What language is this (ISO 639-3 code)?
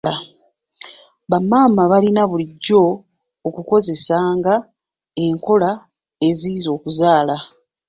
lug